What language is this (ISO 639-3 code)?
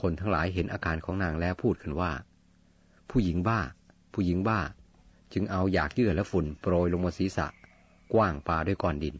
tha